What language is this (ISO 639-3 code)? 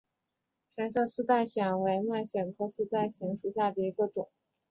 zho